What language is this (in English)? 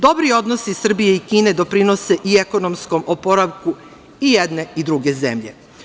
Serbian